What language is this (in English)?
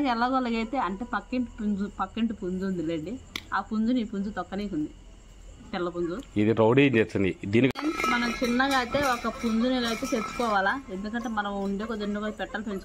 Telugu